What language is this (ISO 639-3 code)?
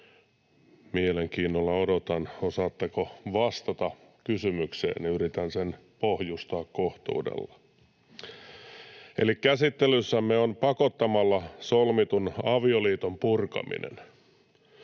fin